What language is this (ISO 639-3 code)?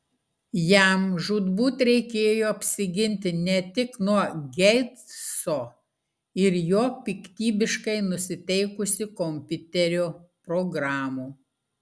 lit